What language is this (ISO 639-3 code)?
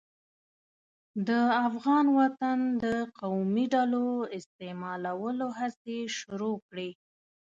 pus